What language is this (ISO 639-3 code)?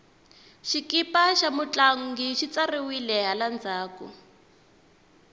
tso